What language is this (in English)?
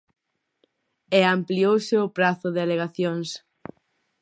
Galician